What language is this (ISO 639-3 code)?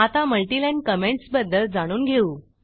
mar